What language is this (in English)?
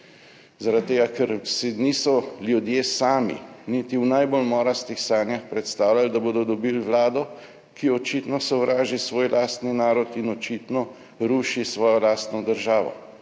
Slovenian